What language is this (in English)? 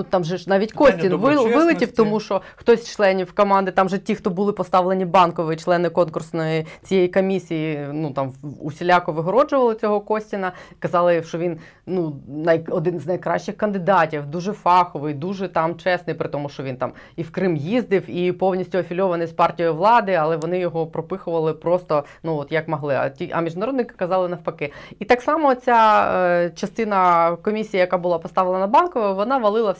Ukrainian